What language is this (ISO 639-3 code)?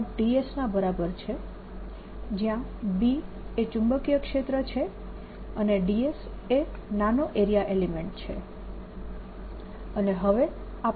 guj